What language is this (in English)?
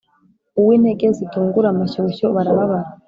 Kinyarwanda